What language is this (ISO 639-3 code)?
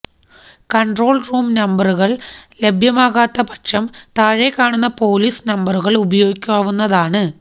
mal